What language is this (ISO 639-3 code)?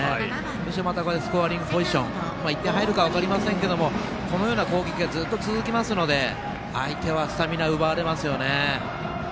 jpn